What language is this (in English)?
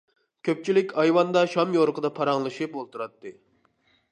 Uyghur